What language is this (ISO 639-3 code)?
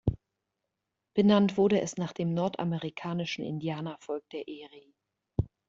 deu